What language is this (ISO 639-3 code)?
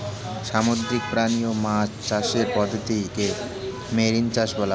ben